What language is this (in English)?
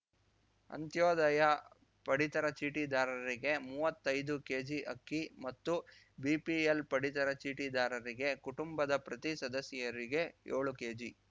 Kannada